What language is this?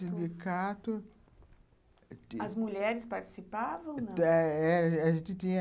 Portuguese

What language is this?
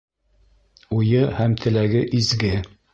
Bashkir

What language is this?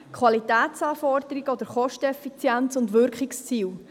Swiss German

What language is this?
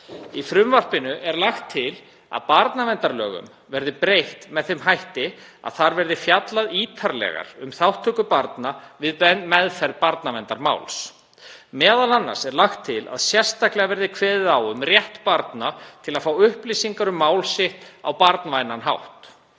Icelandic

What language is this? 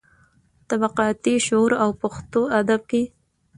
Pashto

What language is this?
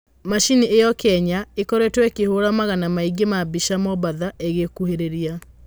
Kikuyu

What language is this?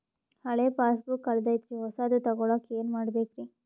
Kannada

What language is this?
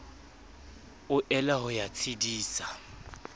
Southern Sotho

